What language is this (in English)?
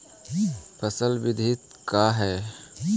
Magahi